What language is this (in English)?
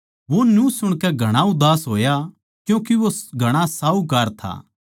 Haryanvi